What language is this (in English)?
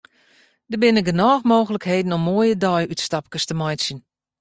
Western Frisian